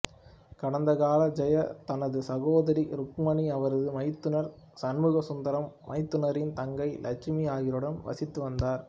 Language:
Tamil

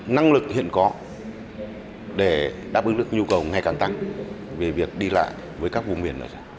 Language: Vietnamese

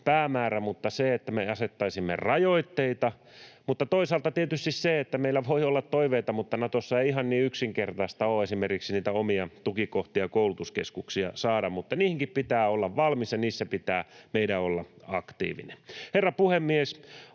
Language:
Finnish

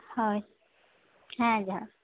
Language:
Santali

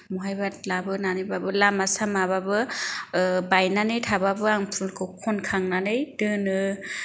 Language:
Bodo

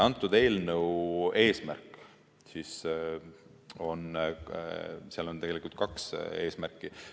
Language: Estonian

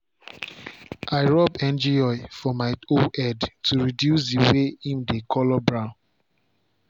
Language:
Nigerian Pidgin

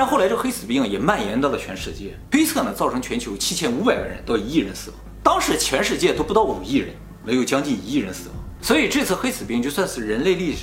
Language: Chinese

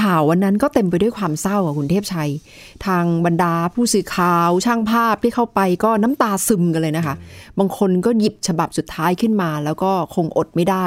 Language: Thai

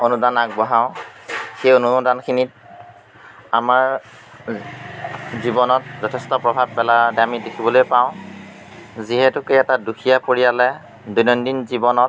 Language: Assamese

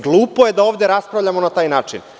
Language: Serbian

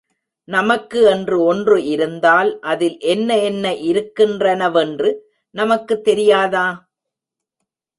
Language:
Tamil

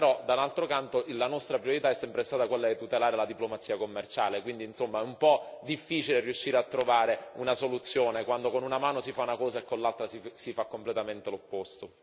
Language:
Italian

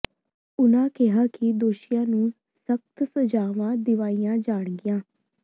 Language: Punjabi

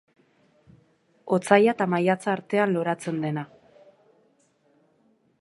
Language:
Basque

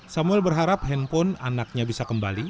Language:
Indonesian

